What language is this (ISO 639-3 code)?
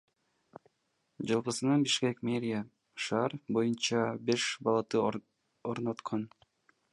kir